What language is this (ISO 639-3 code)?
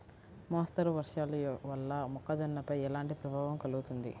tel